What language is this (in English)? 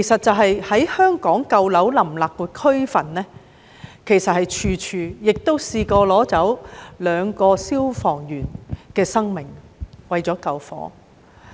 Cantonese